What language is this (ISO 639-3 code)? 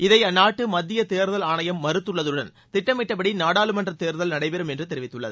tam